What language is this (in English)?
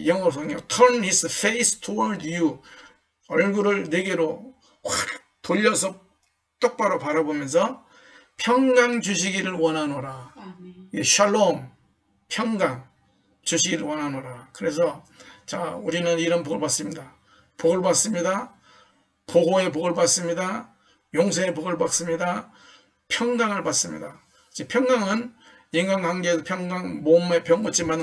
Korean